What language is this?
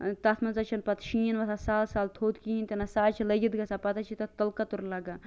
Kashmiri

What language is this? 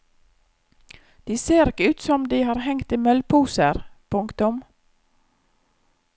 Norwegian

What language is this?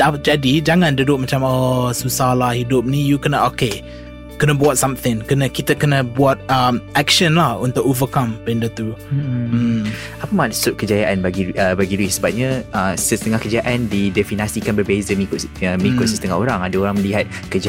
Malay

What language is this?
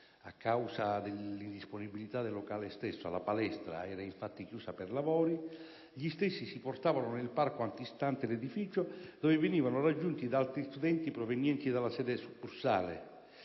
Italian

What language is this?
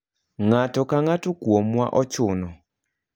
Luo (Kenya and Tanzania)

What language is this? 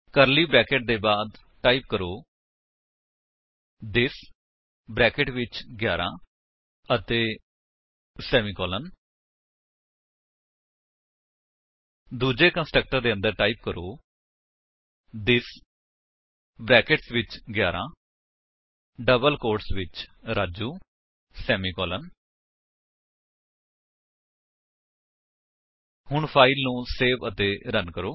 Punjabi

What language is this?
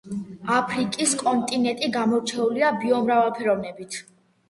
Georgian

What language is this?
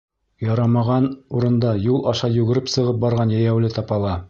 Bashkir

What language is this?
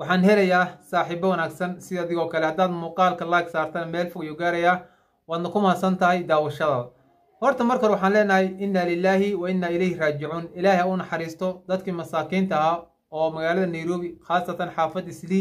Arabic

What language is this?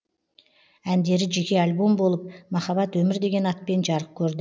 Kazakh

